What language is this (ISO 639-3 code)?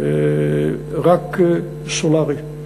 heb